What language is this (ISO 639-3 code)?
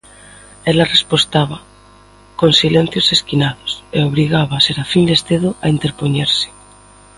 glg